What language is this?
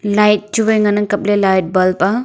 Wancho Naga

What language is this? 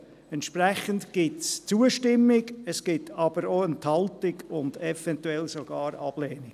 Swiss German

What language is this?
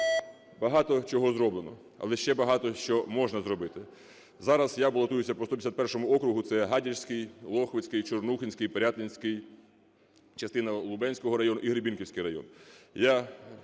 Ukrainian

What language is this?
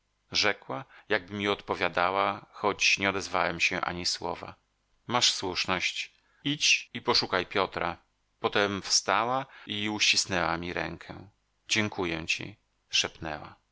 Polish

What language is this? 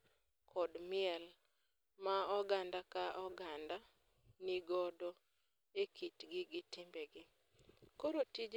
Luo (Kenya and Tanzania)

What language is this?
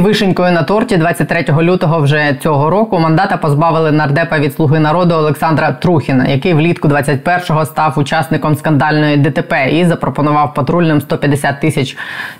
Ukrainian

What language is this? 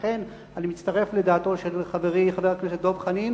Hebrew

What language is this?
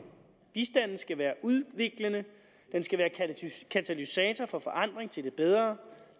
Danish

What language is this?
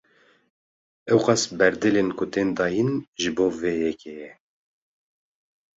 Kurdish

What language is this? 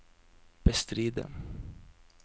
Norwegian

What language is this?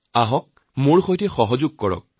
Assamese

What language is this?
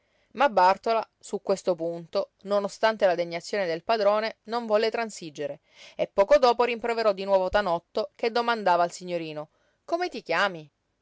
Italian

